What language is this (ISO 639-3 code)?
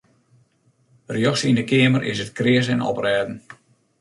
fry